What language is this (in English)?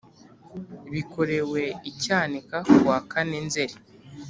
Kinyarwanda